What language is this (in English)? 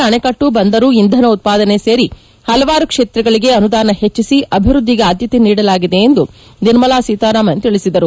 Kannada